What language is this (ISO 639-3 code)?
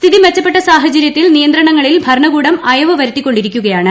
mal